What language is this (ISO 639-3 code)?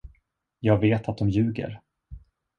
swe